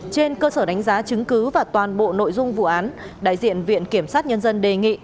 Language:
Vietnamese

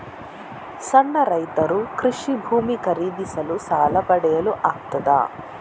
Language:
Kannada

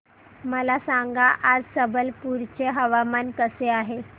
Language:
Marathi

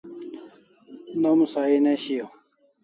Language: Kalasha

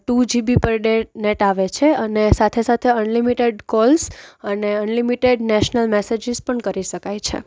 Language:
Gujarati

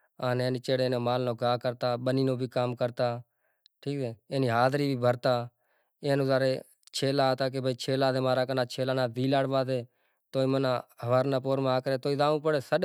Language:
Kachi Koli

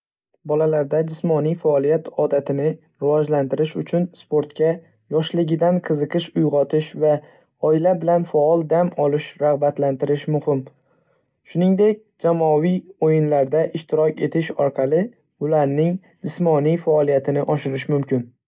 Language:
Uzbek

